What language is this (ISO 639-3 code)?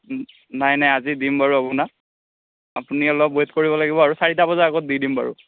asm